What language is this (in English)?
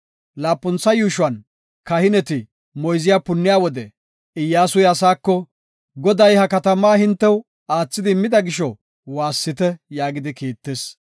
Gofa